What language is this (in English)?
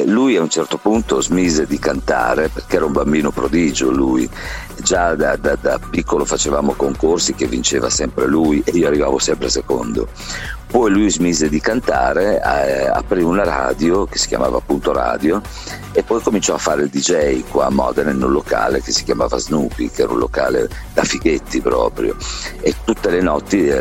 Italian